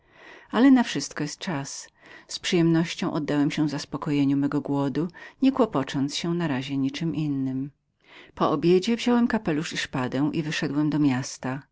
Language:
Polish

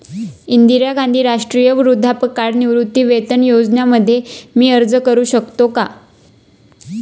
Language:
Marathi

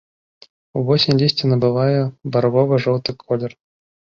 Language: Belarusian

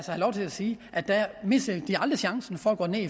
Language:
Danish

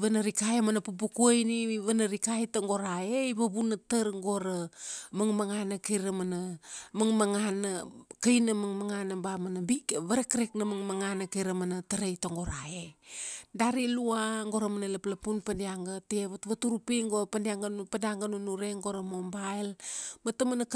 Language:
Kuanua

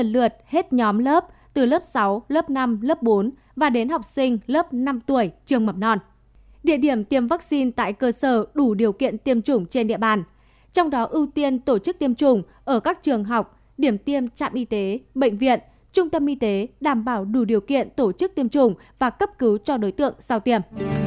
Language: Vietnamese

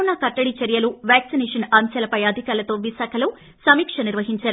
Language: Telugu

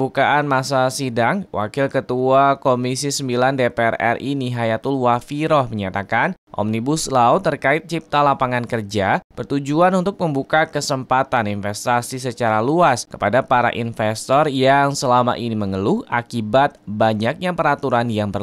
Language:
Indonesian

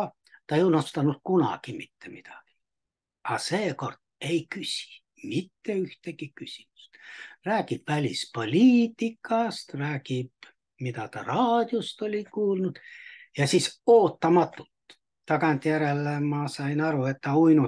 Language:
Finnish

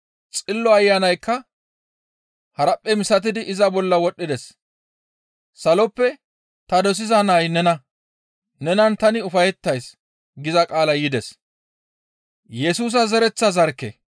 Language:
Gamo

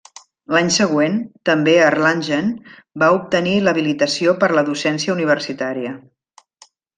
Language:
Catalan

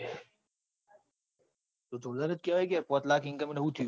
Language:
Gujarati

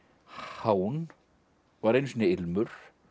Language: Icelandic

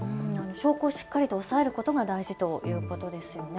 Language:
Japanese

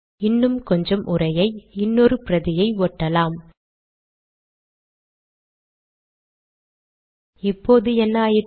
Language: Tamil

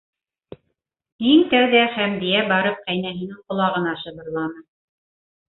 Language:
Bashkir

